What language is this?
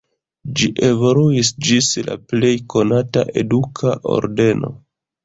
Esperanto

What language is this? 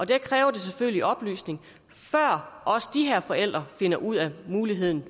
Danish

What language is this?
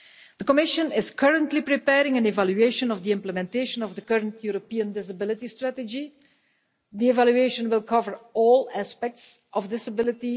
English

